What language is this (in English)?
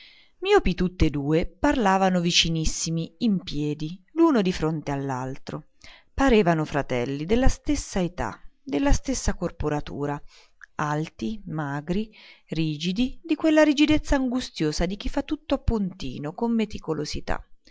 Italian